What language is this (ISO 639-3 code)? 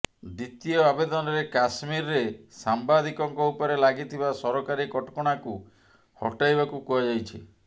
ori